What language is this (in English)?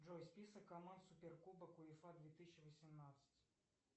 Russian